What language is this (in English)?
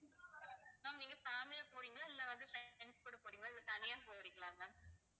Tamil